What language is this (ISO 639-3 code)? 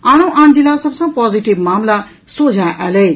mai